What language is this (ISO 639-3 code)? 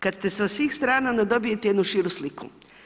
hrv